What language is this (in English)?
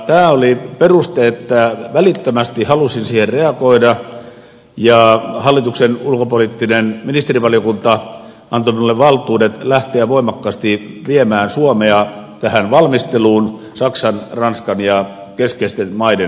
Finnish